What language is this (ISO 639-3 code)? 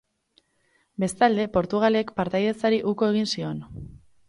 eus